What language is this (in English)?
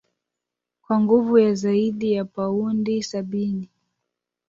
Swahili